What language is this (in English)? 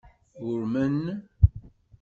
Kabyle